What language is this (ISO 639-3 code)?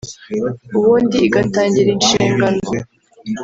kin